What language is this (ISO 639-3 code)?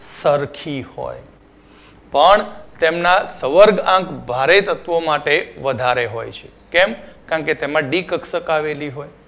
guj